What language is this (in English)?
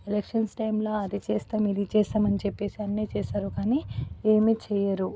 Telugu